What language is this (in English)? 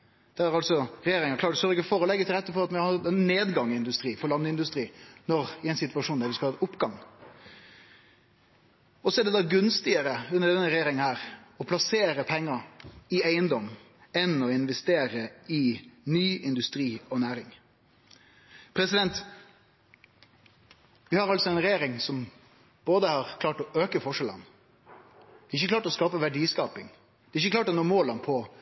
Norwegian Nynorsk